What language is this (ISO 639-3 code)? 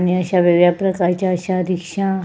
mar